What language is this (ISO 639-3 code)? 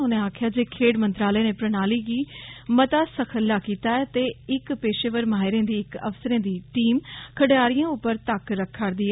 doi